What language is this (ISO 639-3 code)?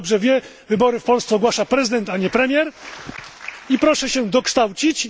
pol